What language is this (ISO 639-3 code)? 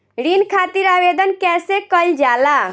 bho